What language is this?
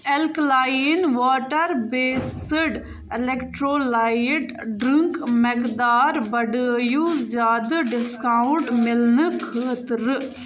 Kashmiri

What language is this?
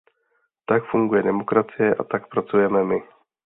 Czech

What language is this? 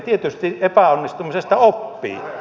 Finnish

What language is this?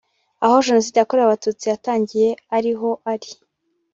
Kinyarwanda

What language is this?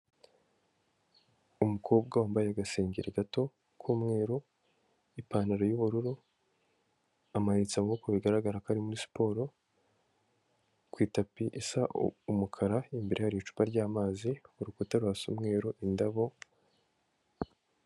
Kinyarwanda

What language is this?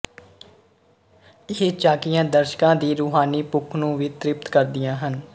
Punjabi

